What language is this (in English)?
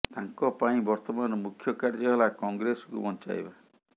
Odia